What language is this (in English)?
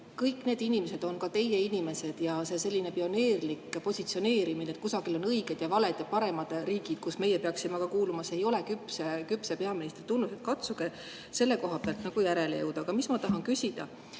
Estonian